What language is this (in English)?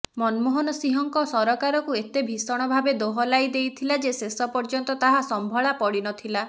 Odia